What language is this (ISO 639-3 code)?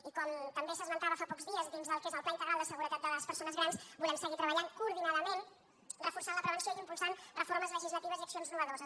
cat